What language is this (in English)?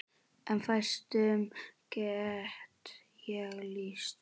Icelandic